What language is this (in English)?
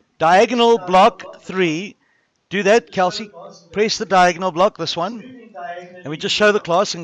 English